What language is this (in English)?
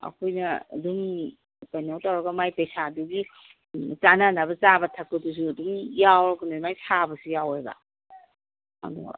Manipuri